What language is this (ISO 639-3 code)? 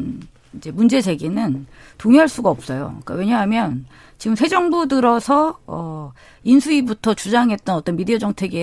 kor